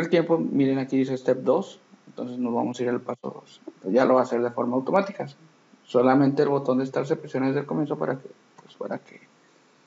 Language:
Spanish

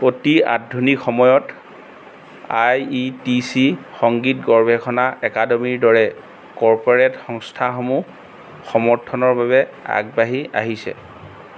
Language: Assamese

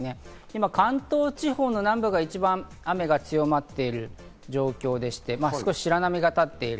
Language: Japanese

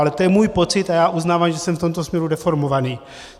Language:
Czech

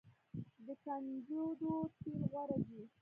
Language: Pashto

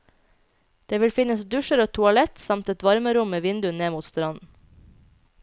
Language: Norwegian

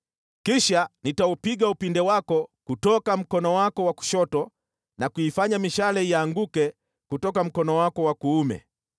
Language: Swahili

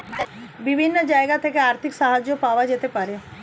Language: Bangla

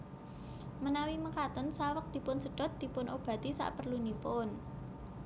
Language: Javanese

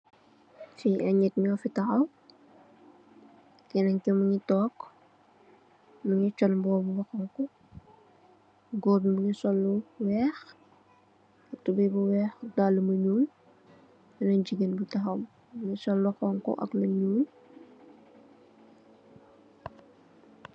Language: Wolof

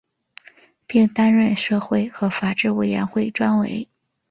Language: Chinese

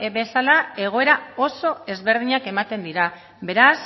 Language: Basque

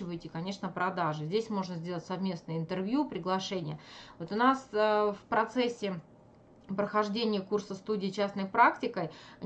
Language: Russian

